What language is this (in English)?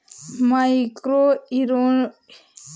Hindi